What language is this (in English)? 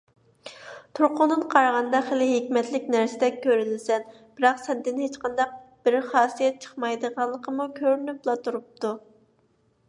Uyghur